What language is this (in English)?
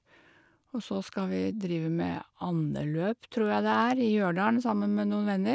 Norwegian